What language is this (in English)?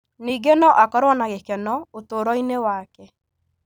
Kikuyu